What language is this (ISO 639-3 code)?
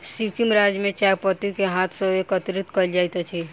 mai